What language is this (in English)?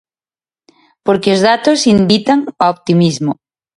Galician